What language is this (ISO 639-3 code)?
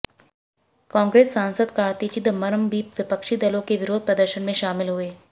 hin